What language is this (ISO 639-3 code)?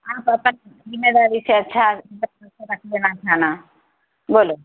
urd